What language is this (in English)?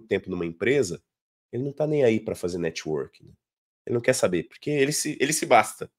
Portuguese